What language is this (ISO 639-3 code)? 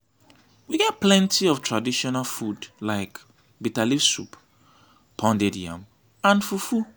pcm